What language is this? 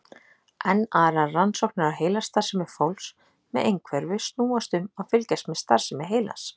Icelandic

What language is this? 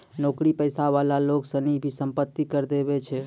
Maithili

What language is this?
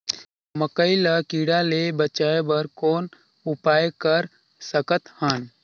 Chhattisgarhi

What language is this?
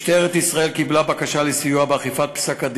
Hebrew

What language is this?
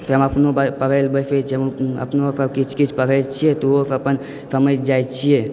Maithili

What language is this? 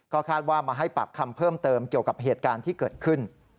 Thai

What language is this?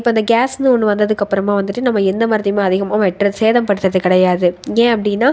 Tamil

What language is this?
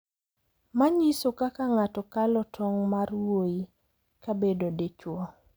Luo (Kenya and Tanzania)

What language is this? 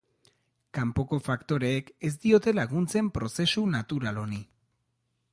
Basque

